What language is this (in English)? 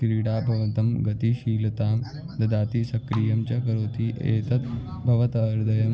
Sanskrit